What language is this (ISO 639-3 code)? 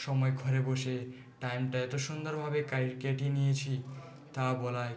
ben